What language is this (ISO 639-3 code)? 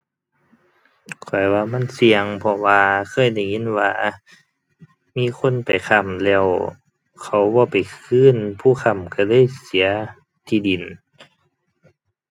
tha